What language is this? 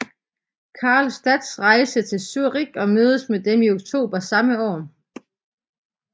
Danish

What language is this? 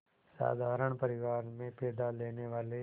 Hindi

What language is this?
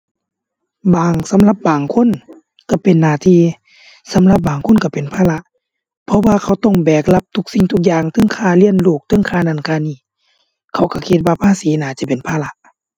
Thai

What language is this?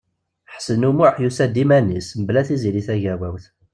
Kabyle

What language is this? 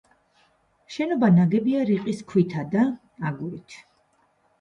Georgian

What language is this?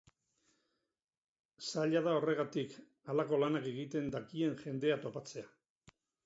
Basque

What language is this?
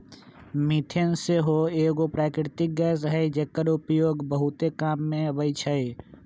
Magahi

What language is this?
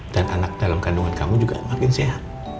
Indonesian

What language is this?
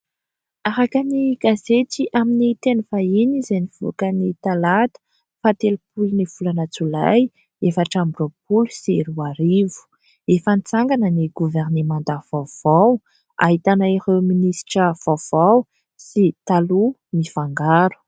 Malagasy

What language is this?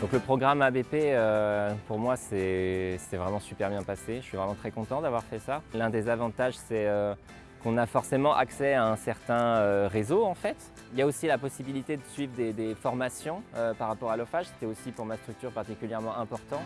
French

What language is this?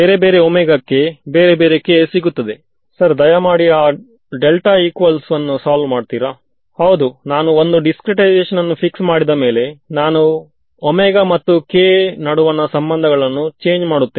Kannada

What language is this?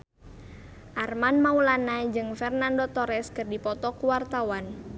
Sundanese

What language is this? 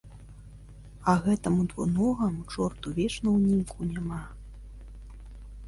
Belarusian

